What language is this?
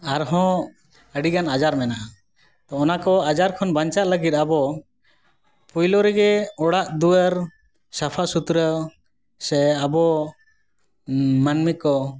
Santali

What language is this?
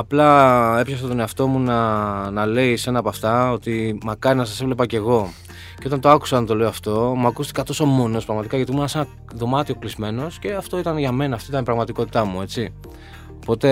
Greek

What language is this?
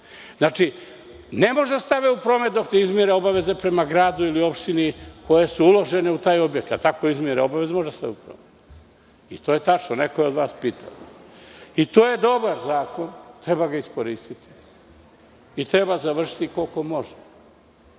Serbian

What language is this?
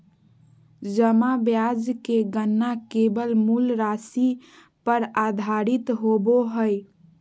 Magahi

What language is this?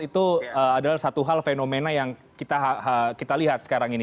Indonesian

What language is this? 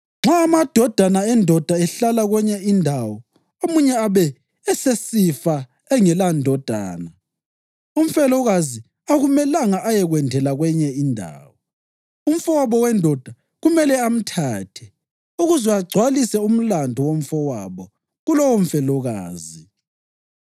North Ndebele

